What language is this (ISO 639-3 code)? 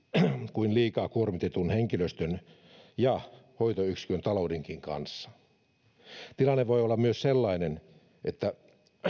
fin